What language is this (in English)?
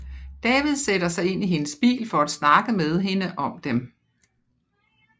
Danish